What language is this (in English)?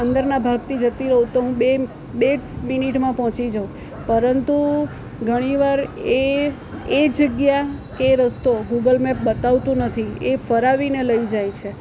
Gujarati